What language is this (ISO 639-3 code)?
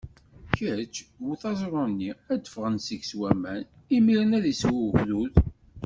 kab